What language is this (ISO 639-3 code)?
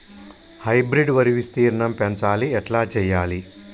tel